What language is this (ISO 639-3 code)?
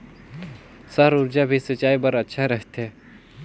hne